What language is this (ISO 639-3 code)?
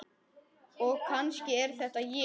isl